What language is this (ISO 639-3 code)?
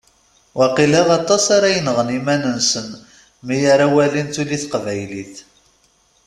kab